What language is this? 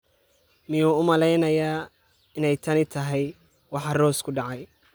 Somali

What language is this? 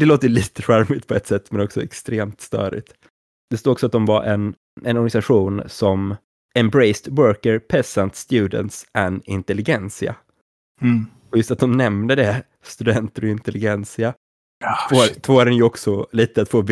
Swedish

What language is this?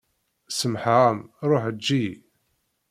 Kabyle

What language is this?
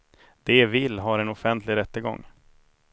Swedish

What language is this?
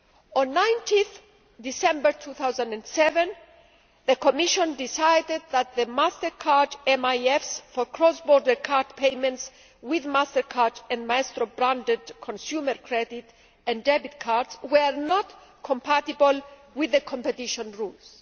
English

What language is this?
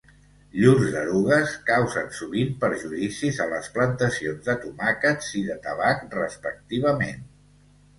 Catalan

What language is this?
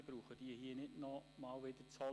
Swiss German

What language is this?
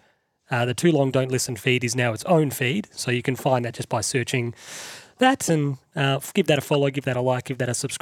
English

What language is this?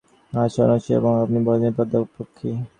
Bangla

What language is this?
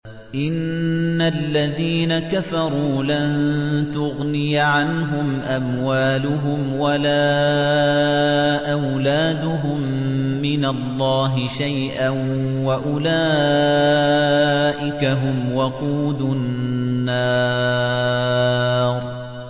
Arabic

